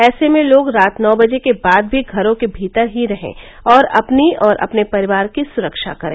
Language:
Hindi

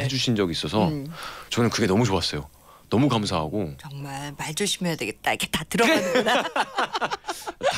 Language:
Korean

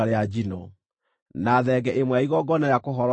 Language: Kikuyu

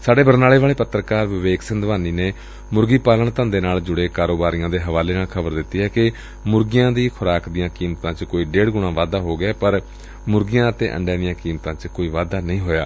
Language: Punjabi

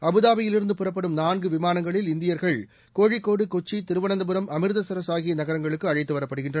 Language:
Tamil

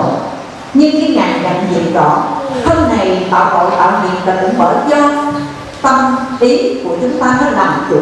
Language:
Vietnamese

